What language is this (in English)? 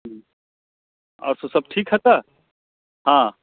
Maithili